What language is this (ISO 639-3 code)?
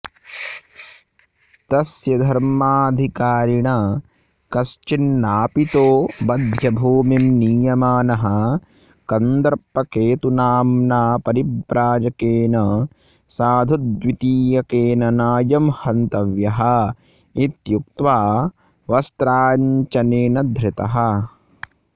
san